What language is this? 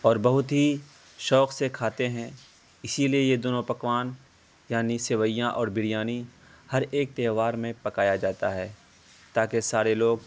Urdu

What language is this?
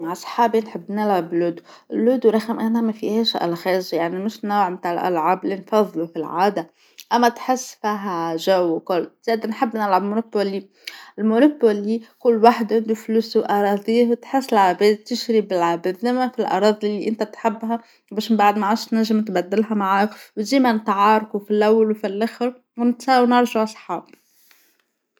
Tunisian Arabic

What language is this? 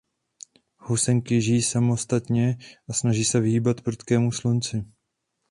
Czech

